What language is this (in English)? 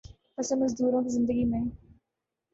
Urdu